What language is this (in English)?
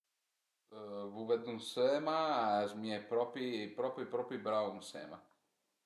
Piedmontese